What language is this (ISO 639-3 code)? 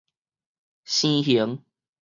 nan